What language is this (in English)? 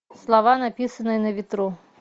Russian